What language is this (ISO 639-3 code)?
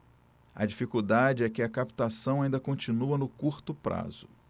por